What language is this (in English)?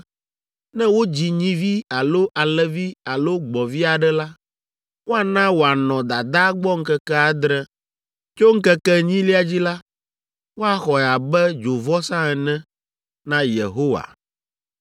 Ewe